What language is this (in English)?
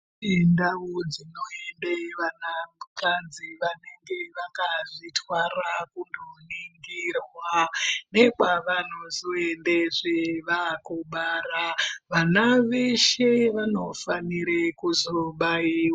Ndau